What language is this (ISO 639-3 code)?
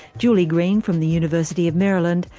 eng